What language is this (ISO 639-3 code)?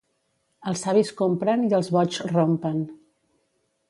cat